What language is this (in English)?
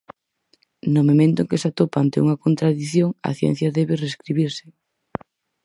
Galician